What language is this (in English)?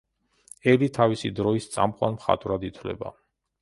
Georgian